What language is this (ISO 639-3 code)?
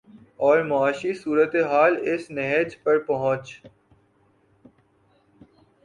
urd